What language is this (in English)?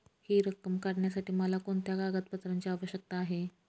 Marathi